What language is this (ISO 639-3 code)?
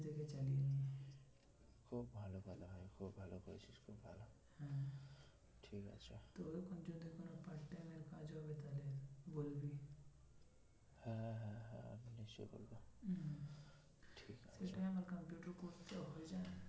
ben